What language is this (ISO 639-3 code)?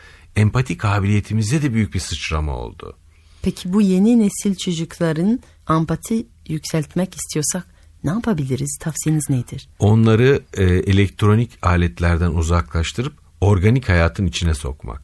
tur